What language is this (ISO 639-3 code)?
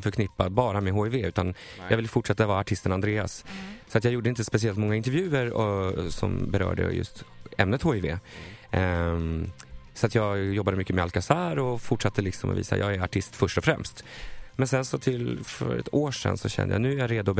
swe